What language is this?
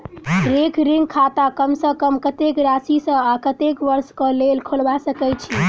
Maithili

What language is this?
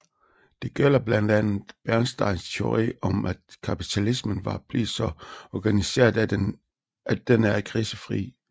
Danish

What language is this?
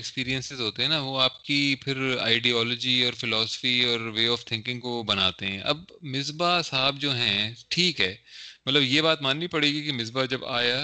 Urdu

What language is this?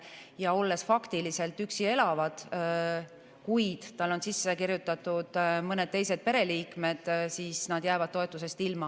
Estonian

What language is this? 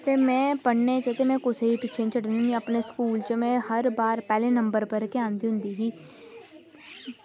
Dogri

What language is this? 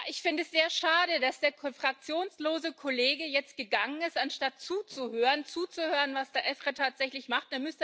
German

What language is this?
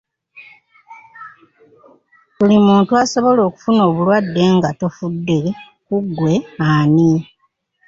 Ganda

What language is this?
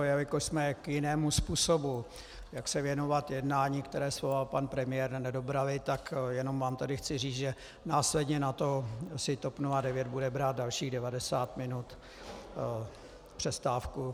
Czech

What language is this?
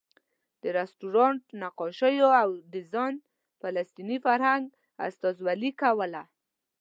Pashto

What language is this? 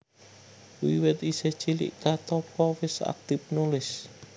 Javanese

